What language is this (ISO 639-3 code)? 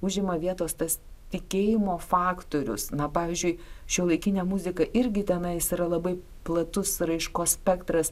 lit